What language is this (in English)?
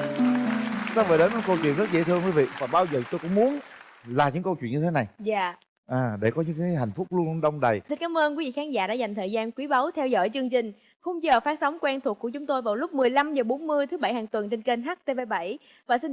Vietnamese